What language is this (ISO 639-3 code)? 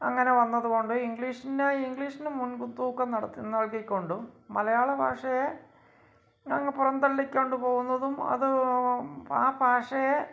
mal